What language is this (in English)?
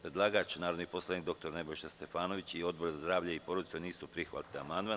Serbian